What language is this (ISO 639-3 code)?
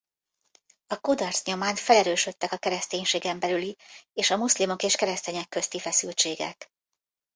hun